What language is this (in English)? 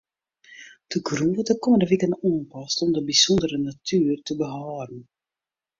Western Frisian